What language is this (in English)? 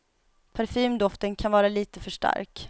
Swedish